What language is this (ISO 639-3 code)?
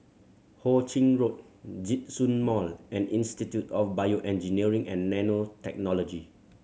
eng